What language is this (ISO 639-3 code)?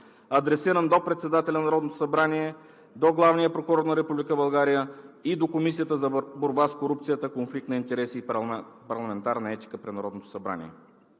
bul